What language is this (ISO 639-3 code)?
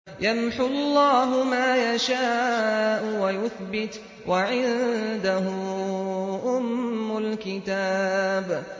ara